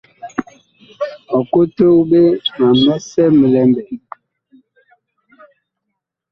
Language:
Bakoko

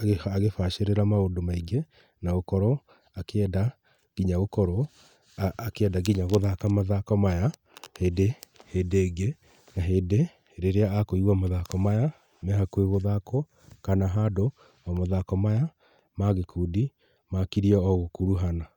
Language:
Kikuyu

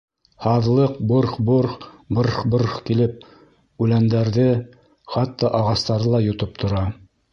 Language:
Bashkir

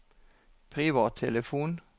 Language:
Norwegian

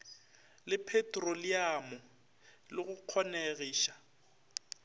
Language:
Northern Sotho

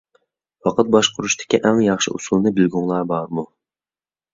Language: Uyghur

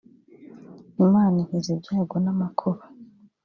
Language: Kinyarwanda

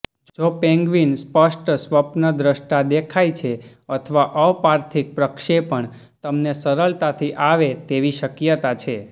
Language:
Gujarati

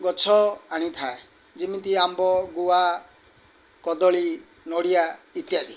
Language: Odia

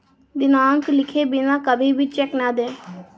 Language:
Hindi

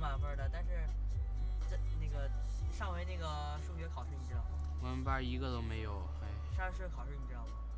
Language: Chinese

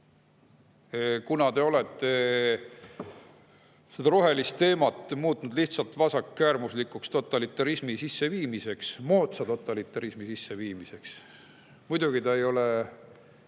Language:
Estonian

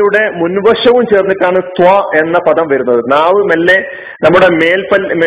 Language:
Malayalam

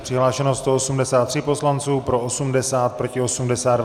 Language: Czech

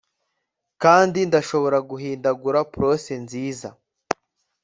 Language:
Kinyarwanda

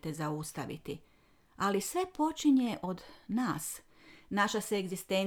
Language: Croatian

